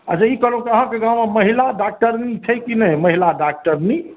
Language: Maithili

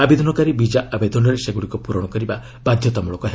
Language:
Odia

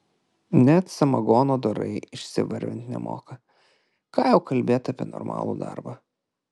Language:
Lithuanian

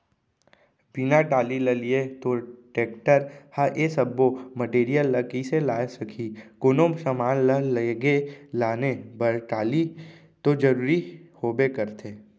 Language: Chhattisgarhi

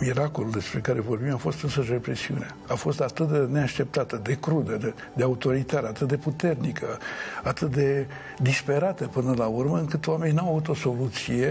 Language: Romanian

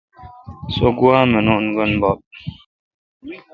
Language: Kalkoti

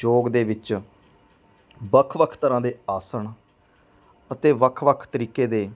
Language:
Punjabi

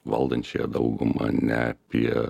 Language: Lithuanian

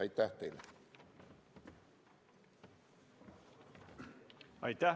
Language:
Estonian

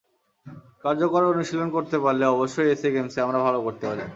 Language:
Bangla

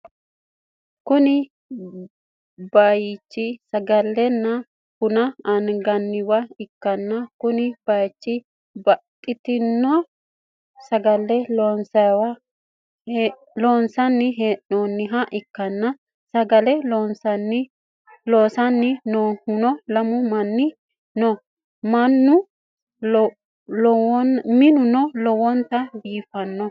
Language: Sidamo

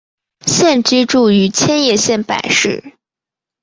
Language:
Chinese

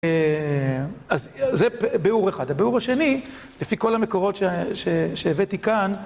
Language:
Hebrew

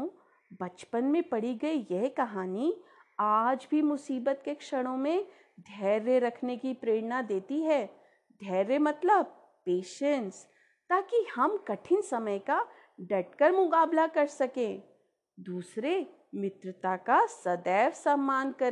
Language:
Hindi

